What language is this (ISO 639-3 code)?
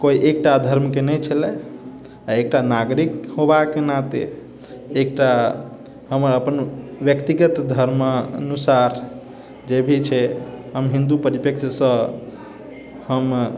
mai